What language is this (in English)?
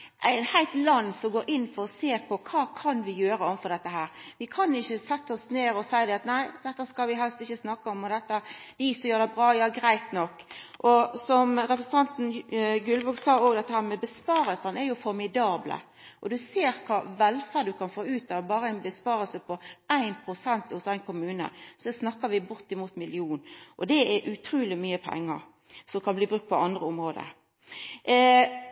Norwegian Nynorsk